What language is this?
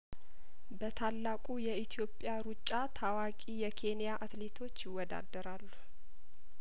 Amharic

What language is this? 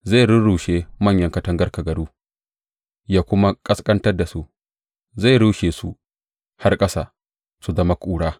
Hausa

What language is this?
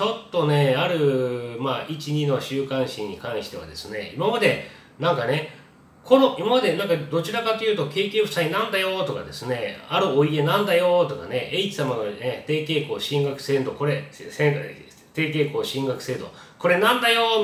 Japanese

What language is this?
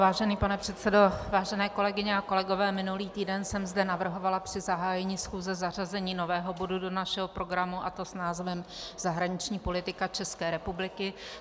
Czech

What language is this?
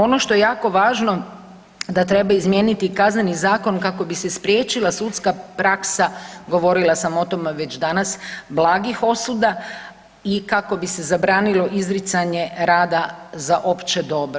Croatian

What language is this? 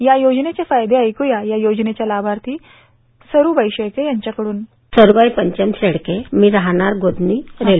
Marathi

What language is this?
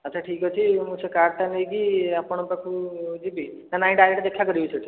Odia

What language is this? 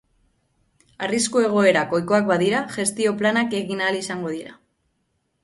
Basque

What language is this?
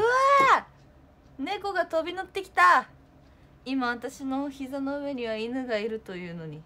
Japanese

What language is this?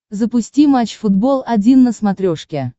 Russian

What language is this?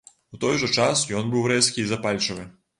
Belarusian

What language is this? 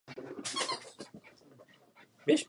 Czech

